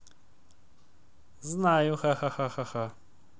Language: Russian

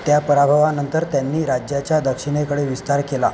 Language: Marathi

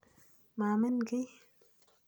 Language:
Kalenjin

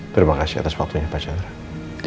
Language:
Indonesian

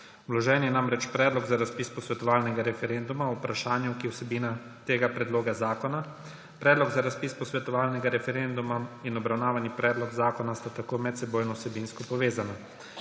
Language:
Slovenian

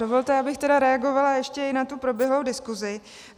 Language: Czech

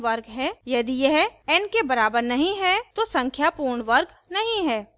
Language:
Hindi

